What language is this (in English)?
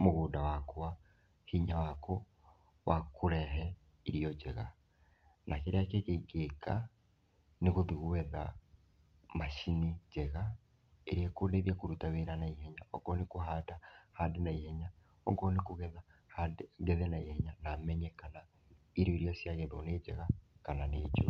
Kikuyu